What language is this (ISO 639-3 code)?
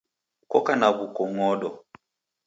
dav